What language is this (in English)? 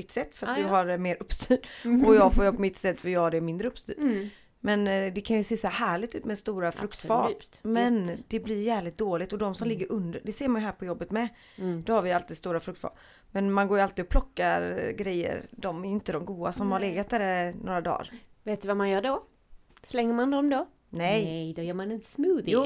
Swedish